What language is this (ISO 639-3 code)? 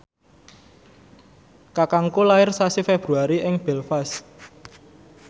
jav